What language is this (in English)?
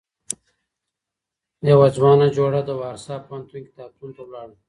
Pashto